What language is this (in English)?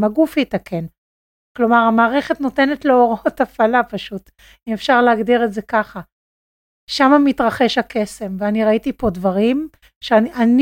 Hebrew